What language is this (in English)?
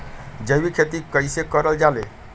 Magahi